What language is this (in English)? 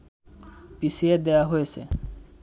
Bangla